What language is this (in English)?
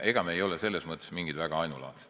Estonian